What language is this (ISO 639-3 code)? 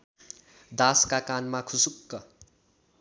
nep